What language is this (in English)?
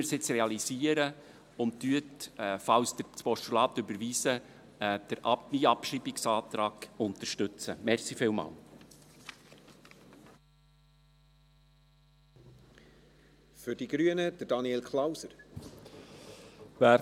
Swiss German